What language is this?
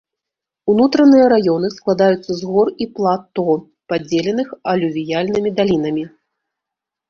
Belarusian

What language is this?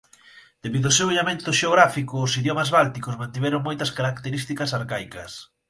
Galician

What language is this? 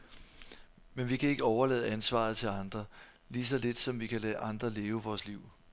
Danish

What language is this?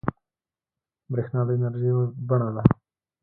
Pashto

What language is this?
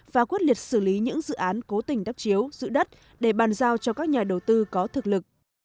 Vietnamese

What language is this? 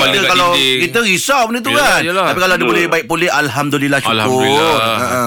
Malay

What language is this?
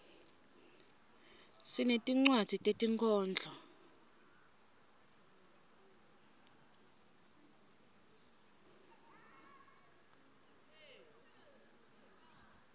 Swati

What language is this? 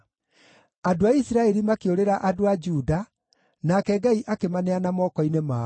Kikuyu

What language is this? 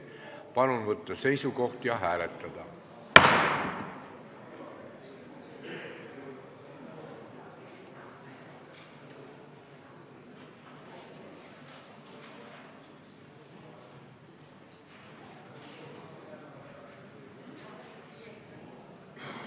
Estonian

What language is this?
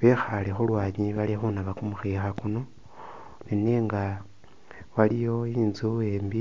Masaaba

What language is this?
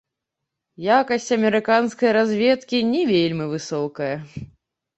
Belarusian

